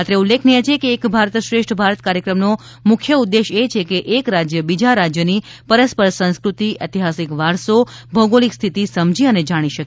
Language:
Gujarati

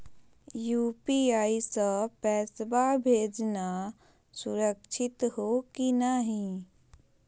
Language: Magahi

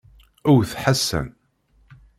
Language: Kabyle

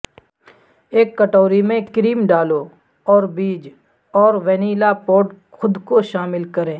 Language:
Urdu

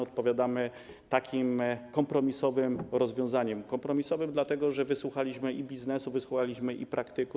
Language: Polish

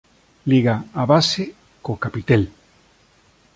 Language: Galician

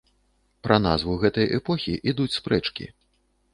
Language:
Belarusian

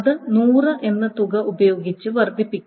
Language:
Malayalam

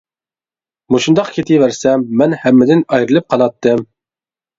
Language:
Uyghur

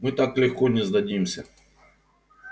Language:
Russian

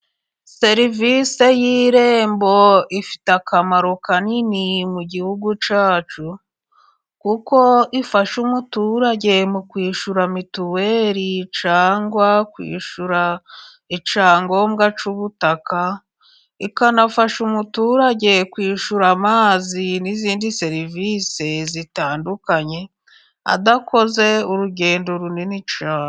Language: Kinyarwanda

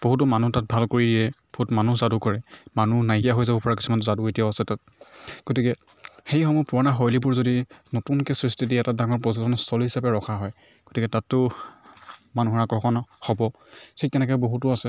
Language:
Assamese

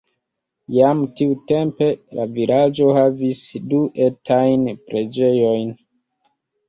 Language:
Esperanto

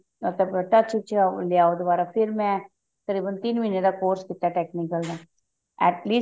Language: Punjabi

